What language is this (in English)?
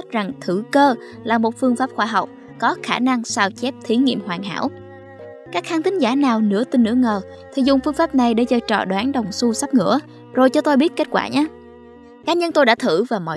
Vietnamese